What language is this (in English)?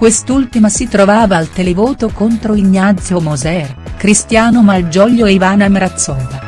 Italian